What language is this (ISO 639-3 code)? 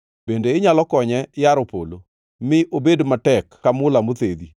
luo